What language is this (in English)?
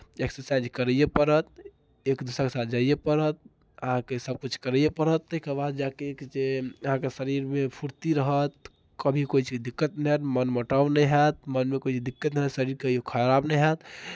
Maithili